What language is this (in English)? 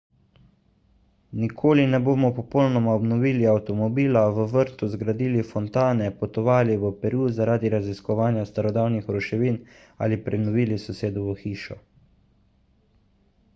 Slovenian